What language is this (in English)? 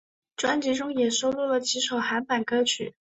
Chinese